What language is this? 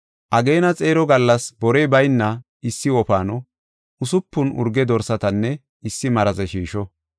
Gofa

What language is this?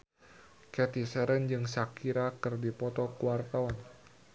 Sundanese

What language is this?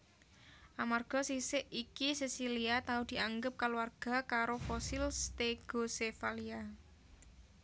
Javanese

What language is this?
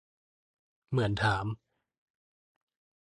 Thai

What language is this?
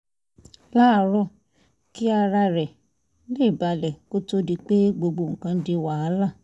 Yoruba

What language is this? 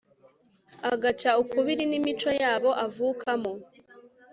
Kinyarwanda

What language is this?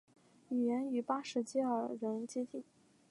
Chinese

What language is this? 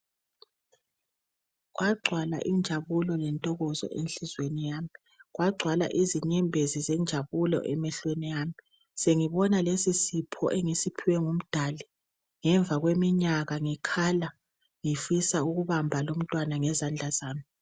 North Ndebele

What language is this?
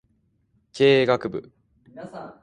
Japanese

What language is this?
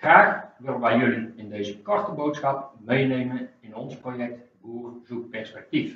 Dutch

